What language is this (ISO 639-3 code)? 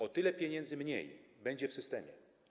pol